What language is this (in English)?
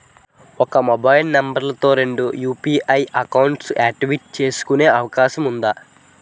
Telugu